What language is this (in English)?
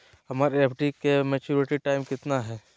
Magahi